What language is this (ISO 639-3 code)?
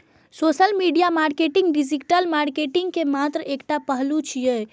mai